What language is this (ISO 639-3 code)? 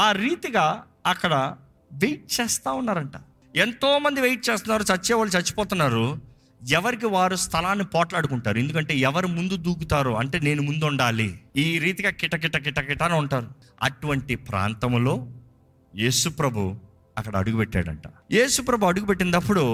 tel